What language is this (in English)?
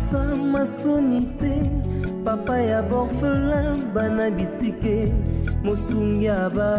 French